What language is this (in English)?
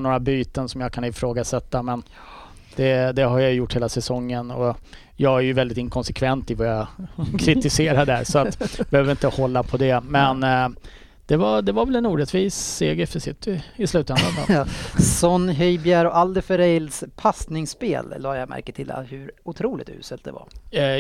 Swedish